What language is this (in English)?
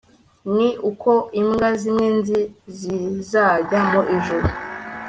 Kinyarwanda